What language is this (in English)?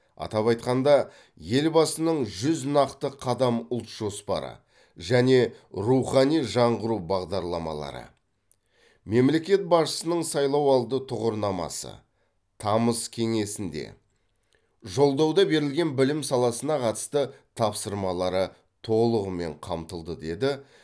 Kazakh